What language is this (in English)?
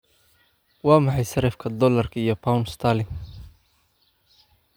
Somali